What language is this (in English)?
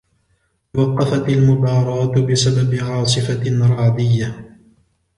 Arabic